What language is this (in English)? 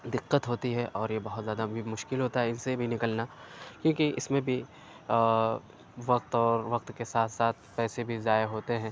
Urdu